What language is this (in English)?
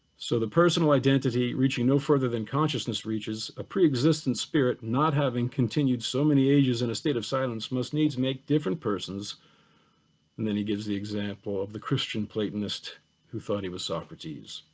English